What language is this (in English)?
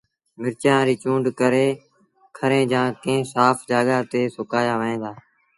Sindhi Bhil